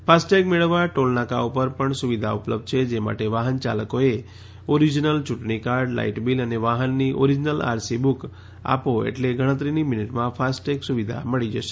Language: Gujarati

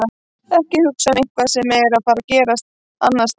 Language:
Icelandic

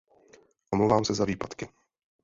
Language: Czech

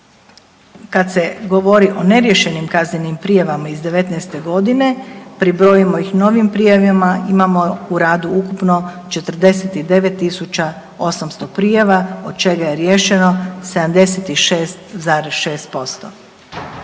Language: Croatian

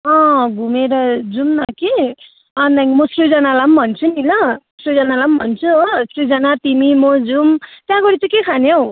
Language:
Nepali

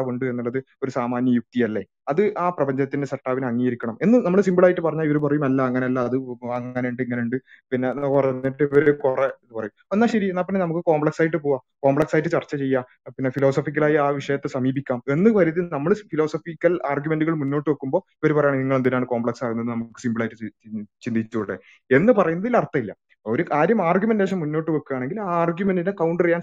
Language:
Malayalam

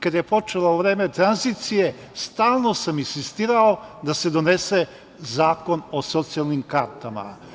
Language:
Serbian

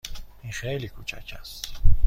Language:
Persian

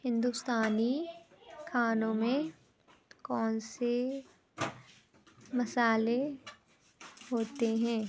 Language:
Urdu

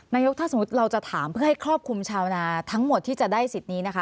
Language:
Thai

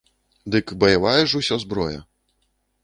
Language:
Belarusian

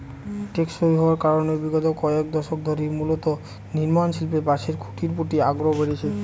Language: Bangla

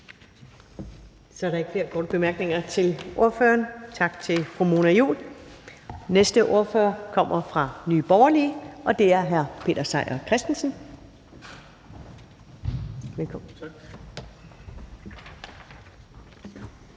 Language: Danish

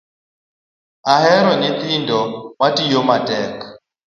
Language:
Luo (Kenya and Tanzania)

